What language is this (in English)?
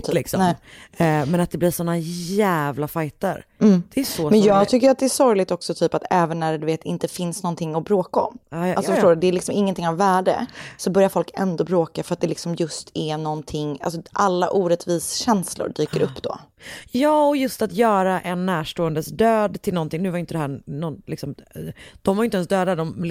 Swedish